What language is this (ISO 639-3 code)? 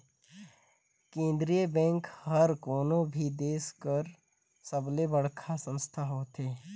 hne